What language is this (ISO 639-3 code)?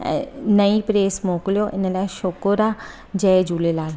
snd